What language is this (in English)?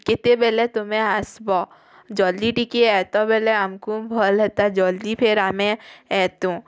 Odia